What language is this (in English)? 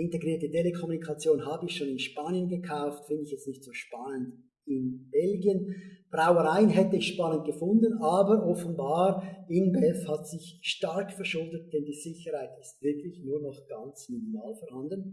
German